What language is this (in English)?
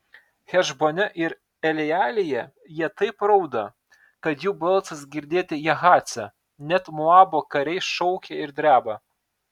Lithuanian